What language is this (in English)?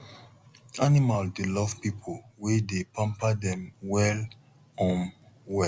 Nigerian Pidgin